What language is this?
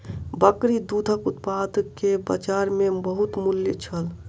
Maithili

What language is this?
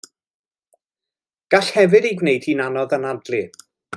Welsh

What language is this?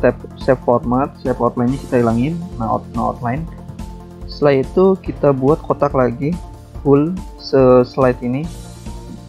Indonesian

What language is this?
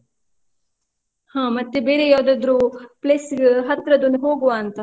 Kannada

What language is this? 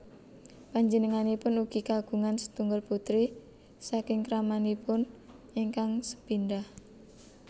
Javanese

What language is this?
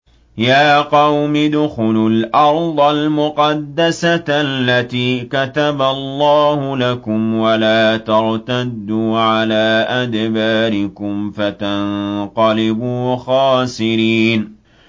Arabic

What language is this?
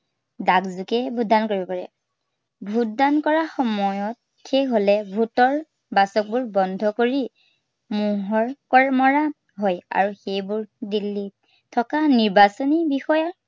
Assamese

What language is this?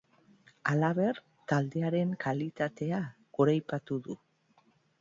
Basque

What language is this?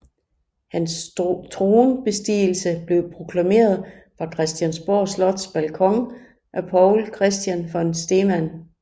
Danish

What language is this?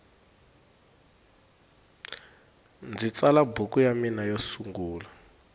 Tsonga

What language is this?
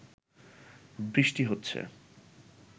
Bangla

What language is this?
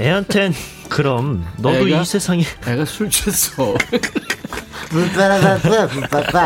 Korean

